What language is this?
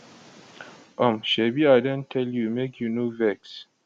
Nigerian Pidgin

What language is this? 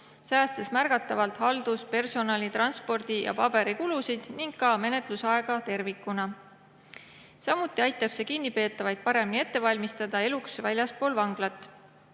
Estonian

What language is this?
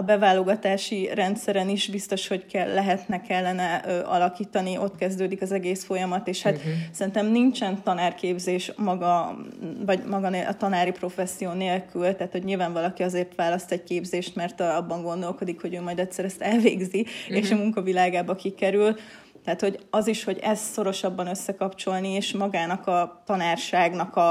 Hungarian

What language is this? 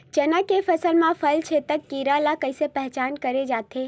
Chhattisgarhi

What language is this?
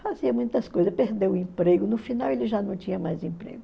Portuguese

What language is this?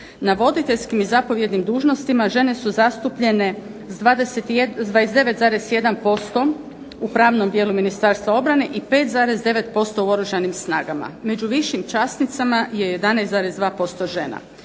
Croatian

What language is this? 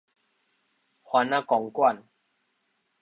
Min Nan Chinese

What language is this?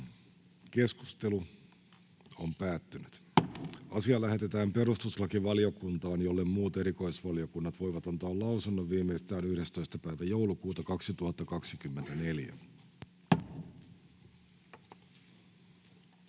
Finnish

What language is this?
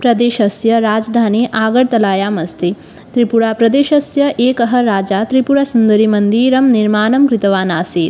Sanskrit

